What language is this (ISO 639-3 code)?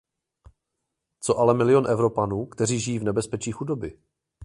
ces